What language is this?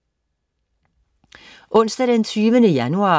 Danish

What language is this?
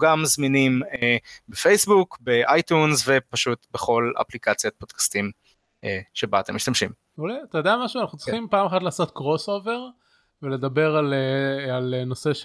Hebrew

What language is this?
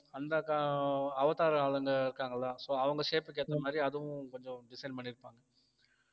Tamil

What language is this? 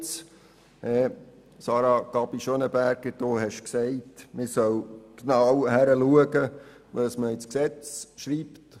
Swiss German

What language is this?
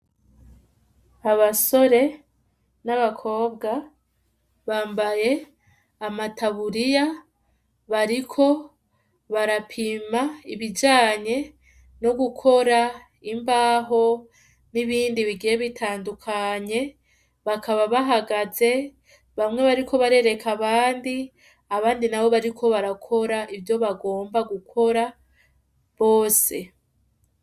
Rundi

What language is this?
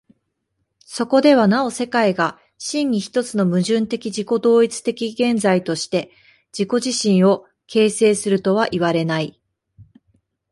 Japanese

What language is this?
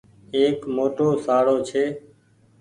Goaria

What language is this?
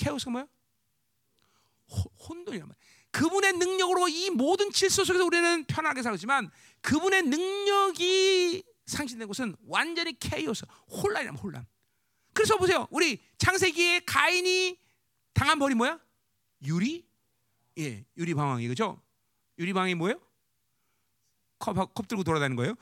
Korean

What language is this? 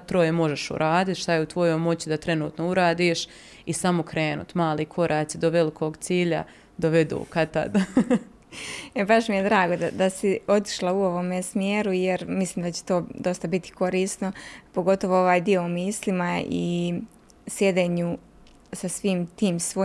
Croatian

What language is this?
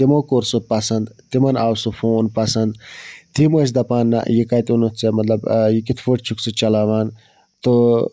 Kashmiri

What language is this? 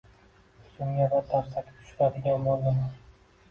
Uzbek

